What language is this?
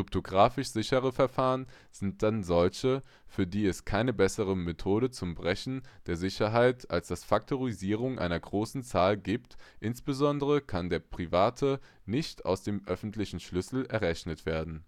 German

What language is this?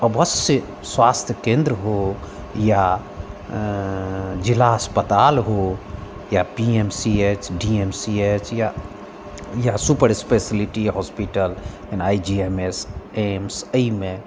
Maithili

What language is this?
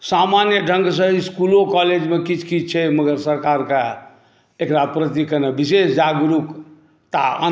Maithili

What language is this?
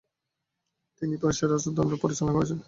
Bangla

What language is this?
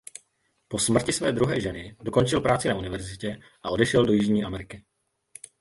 Czech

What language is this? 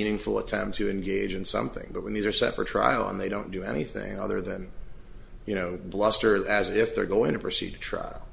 English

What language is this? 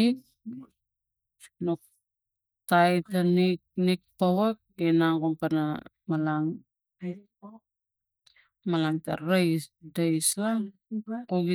Tigak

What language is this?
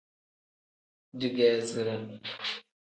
Tem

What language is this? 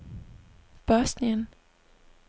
Danish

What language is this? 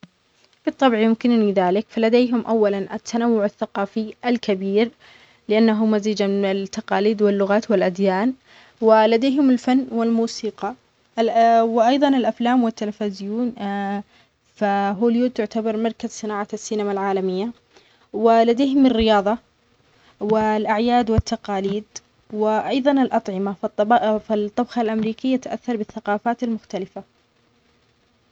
Omani Arabic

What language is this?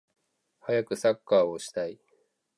Japanese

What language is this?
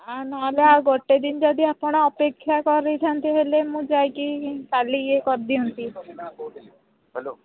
Odia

